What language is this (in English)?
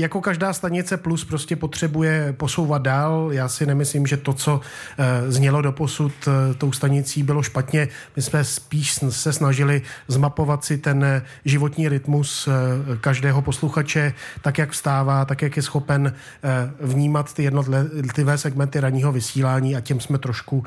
Czech